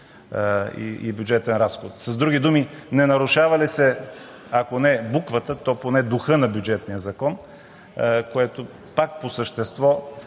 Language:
Bulgarian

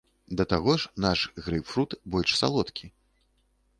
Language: Belarusian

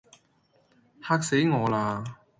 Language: Cantonese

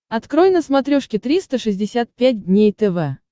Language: Russian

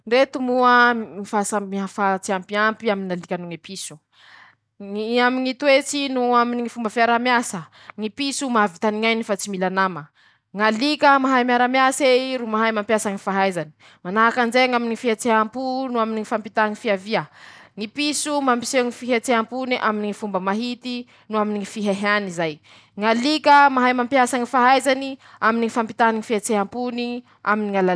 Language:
Masikoro Malagasy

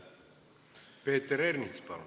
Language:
Estonian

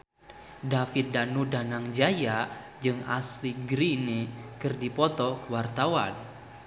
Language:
Sundanese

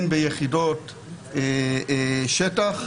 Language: Hebrew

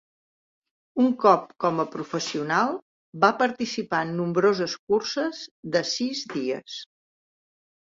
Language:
Catalan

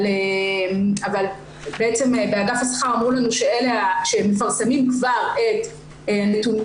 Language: Hebrew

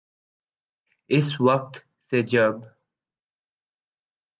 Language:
Urdu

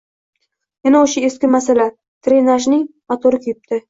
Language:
Uzbek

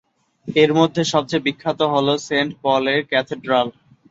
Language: Bangla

